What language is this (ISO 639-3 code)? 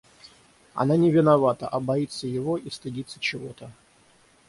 rus